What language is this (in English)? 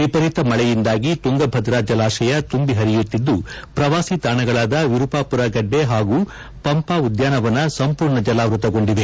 Kannada